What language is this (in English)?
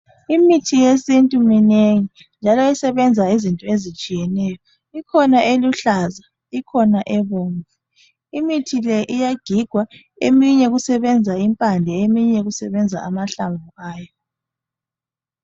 North Ndebele